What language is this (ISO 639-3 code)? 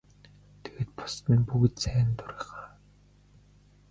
mon